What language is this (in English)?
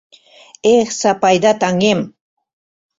Mari